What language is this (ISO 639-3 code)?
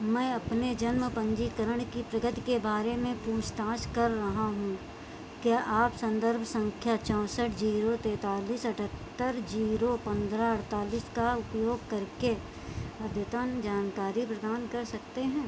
hin